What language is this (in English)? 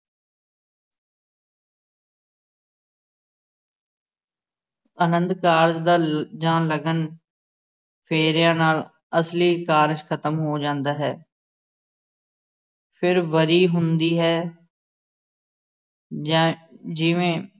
Punjabi